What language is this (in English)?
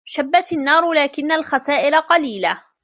Arabic